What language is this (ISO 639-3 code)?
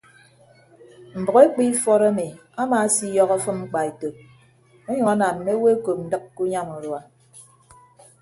ibb